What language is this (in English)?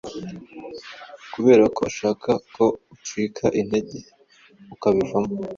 Kinyarwanda